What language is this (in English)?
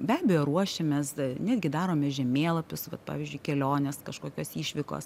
Lithuanian